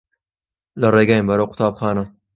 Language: Central Kurdish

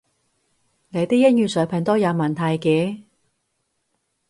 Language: Cantonese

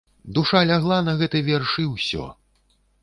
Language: Belarusian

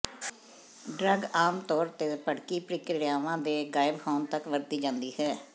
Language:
Punjabi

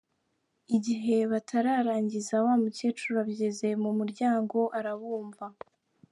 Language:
Kinyarwanda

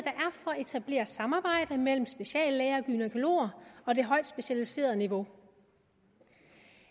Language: Danish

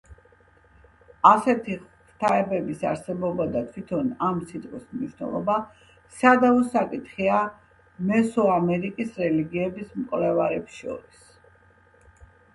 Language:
Georgian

